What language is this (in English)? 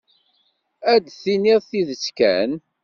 Kabyle